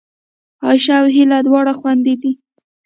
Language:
Pashto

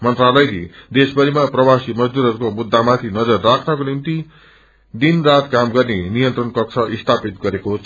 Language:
Nepali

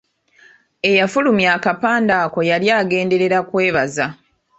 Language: Ganda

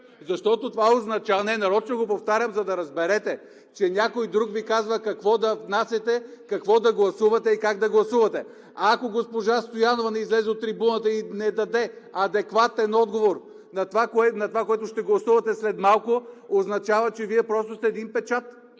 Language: Bulgarian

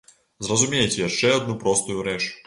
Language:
Belarusian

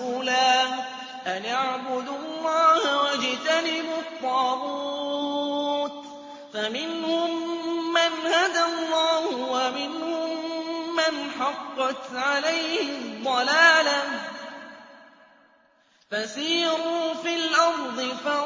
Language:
Arabic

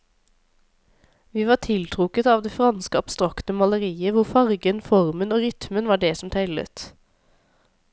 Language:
Norwegian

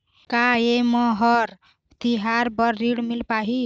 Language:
Chhattisgarhi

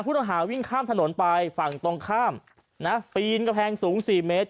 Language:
Thai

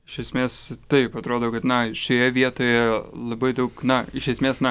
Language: Lithuanian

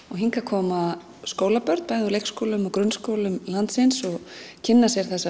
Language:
Icelandic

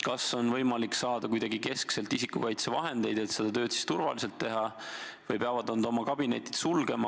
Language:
Estonian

